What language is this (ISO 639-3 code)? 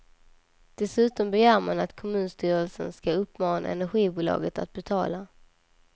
swe